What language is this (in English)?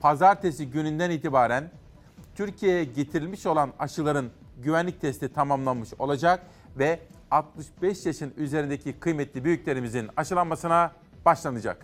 Turkish